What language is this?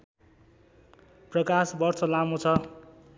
Nepali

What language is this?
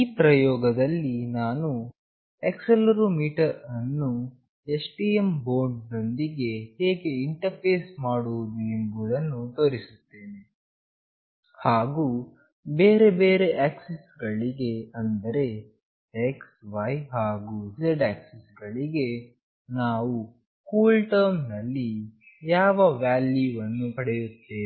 Kannada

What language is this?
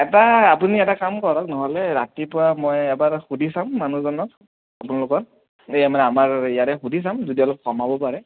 Assamese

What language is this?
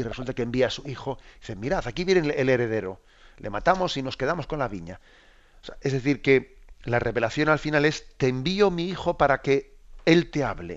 Spanish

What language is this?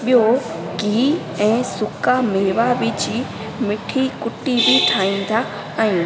Sindhi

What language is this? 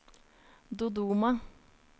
Norwegian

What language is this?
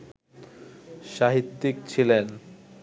Bangla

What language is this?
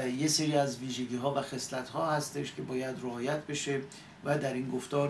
Persian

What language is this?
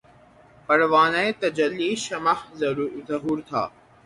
Urdu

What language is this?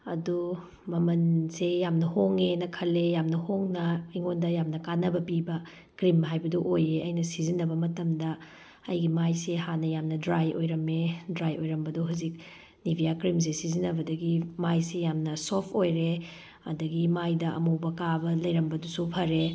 Manipuri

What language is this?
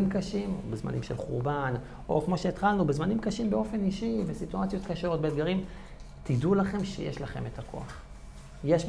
Hebrew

